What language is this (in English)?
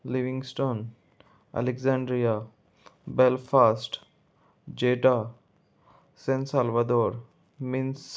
Konkani